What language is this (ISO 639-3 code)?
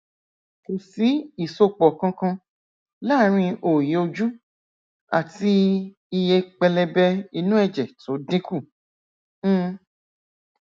yor